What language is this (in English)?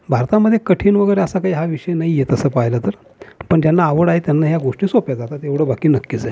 Marathi